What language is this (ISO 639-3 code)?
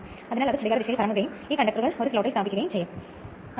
mal